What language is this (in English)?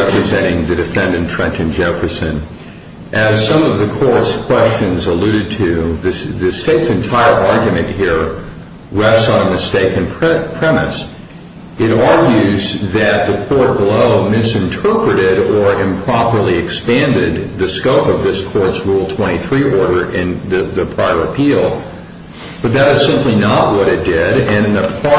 English